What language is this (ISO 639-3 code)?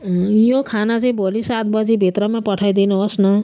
nep